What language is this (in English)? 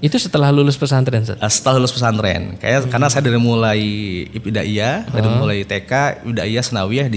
Indonesian